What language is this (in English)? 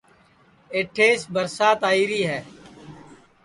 Sansi